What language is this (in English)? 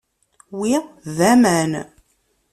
Kabyle